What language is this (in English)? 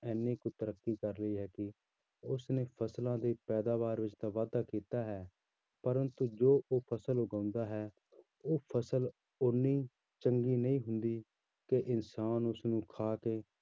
Punjabi